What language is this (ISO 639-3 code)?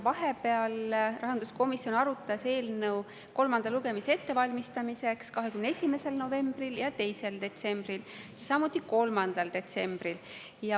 est